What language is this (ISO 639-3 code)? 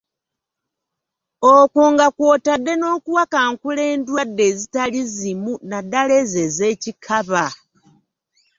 lug